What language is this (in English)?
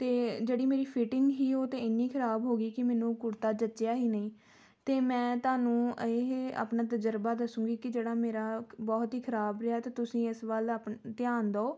Punjabi